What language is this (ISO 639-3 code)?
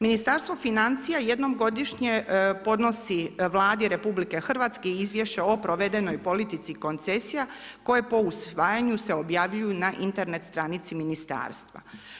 hrv